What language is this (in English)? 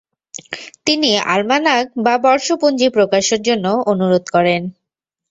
Bangla